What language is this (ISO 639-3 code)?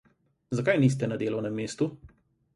slv